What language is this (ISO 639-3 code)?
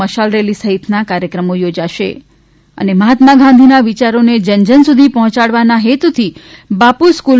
guj